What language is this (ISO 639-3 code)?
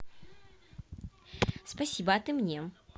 rus